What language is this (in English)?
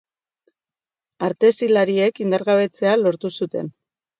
Basque